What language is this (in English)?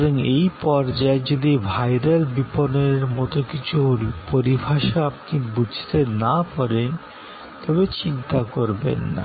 Bangla